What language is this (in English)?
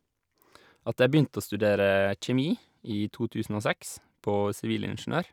Norwegian